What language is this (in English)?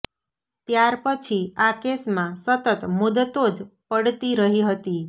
Gujarati